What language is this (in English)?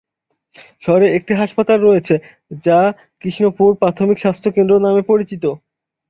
Bangla